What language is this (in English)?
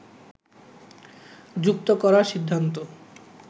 Bangla